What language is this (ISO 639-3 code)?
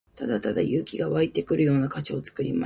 jpn